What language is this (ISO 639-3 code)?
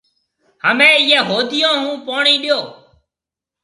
mve